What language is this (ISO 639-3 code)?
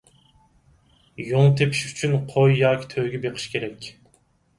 uig